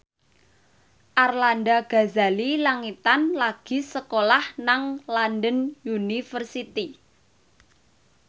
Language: Javanese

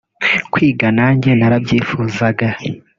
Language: Kinyarwanda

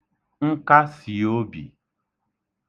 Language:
Igbo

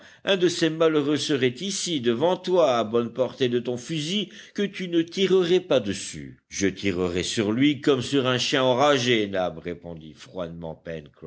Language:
French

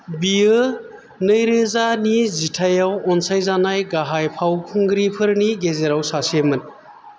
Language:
Bodo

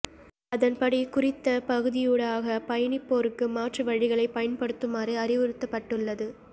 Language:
Tamil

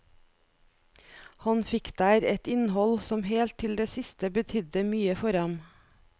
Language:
Norwegian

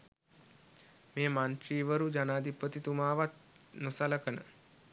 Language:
Sinhala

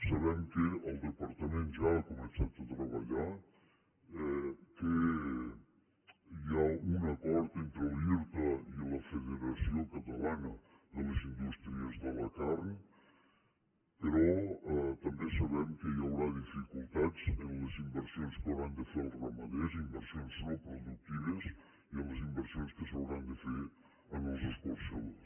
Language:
Catalan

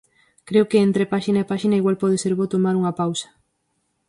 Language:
Galician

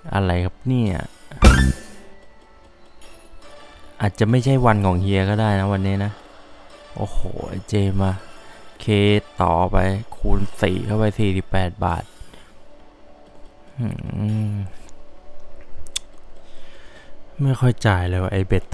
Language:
Thai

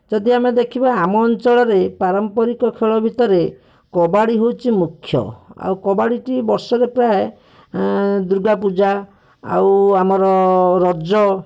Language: Odia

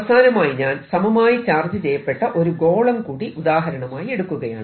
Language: Malayalam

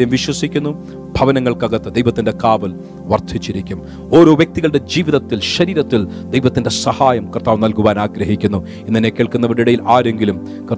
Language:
Malayalam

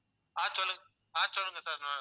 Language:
Tamil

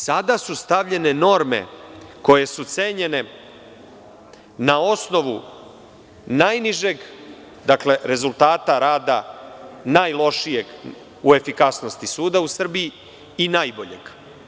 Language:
Serbian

